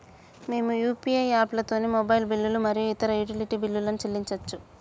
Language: Telugu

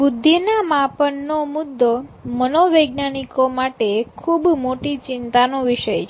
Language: Gujarati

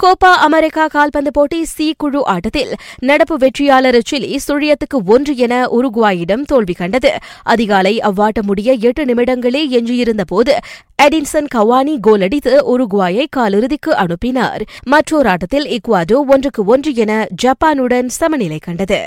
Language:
Tamil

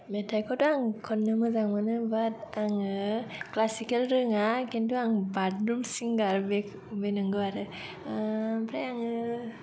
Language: Bodo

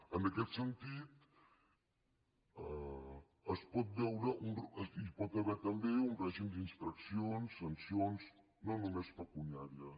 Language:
Catalan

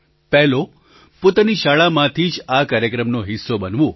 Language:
Gujarati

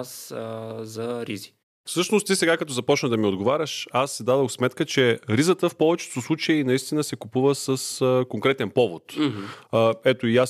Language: Bulgarian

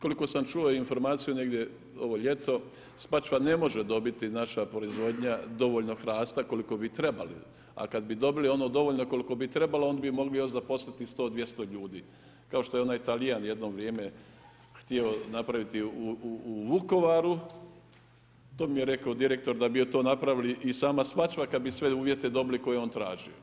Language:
Croatian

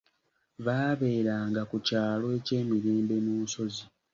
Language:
Ganda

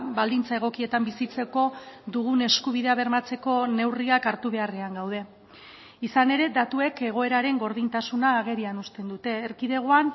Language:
Basque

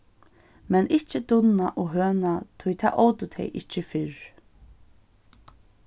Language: Faroese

